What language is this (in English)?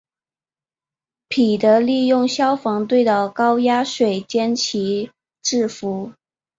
Chinese